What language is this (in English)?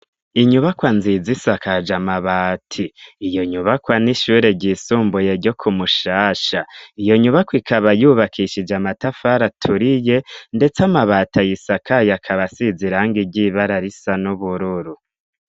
Rundi